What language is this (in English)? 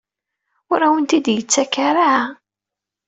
Kabyle